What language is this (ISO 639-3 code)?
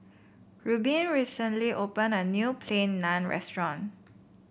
eng